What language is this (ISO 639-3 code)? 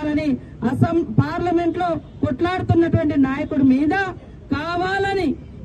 tel